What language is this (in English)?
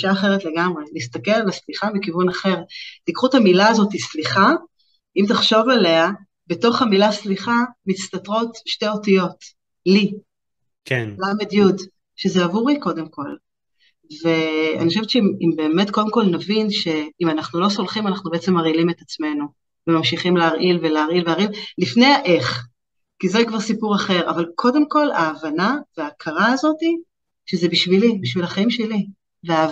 Hebrew